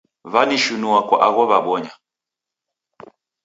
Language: Taita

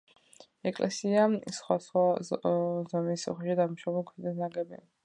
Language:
Georgian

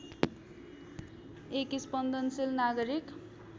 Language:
Nepali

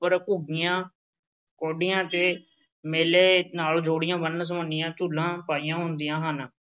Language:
Punjabi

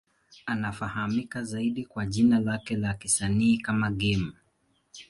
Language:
Swahili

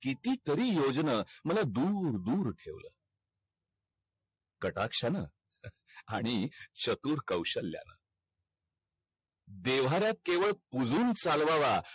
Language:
Marathi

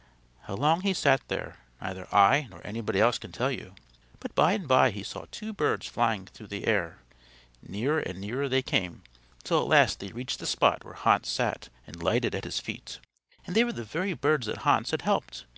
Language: English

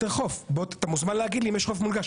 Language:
Hebrew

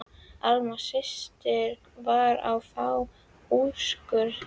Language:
Icelandic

